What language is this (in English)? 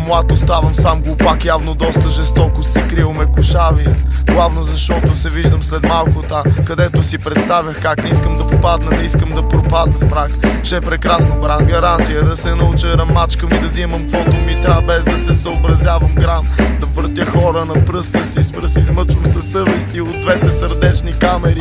Romanian